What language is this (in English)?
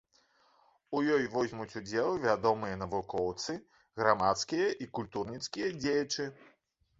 Belarusian